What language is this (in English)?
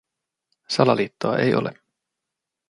Finnish